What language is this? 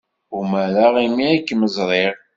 Kabyle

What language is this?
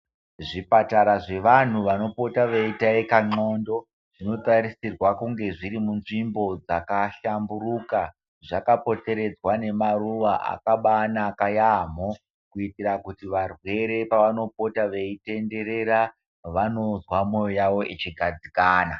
Ndau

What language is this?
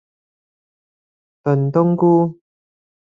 Cantonese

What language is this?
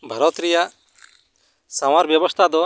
Santali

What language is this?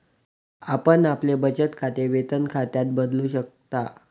Marathi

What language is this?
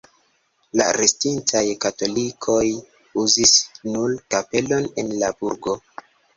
Esperanto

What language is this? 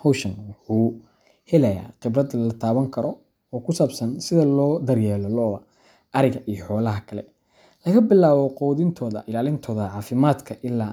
Somali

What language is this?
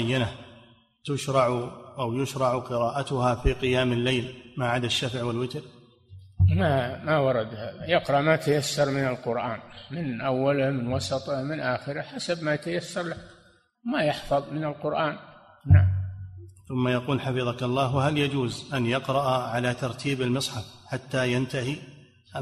Arabic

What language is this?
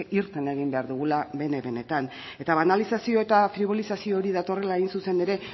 Basque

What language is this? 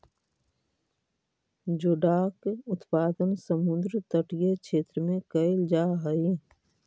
Magahi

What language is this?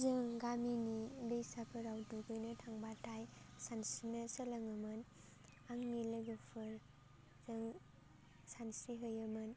Bodo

